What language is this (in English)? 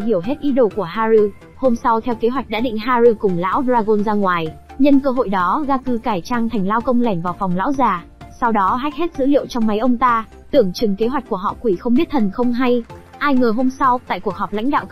Vietnamese